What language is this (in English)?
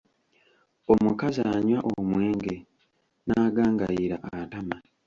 Ganda